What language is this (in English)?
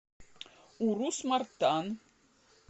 Russian